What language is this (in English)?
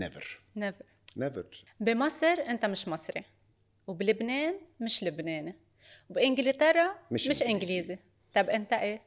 Arabic